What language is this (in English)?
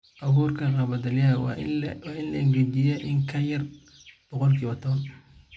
Somali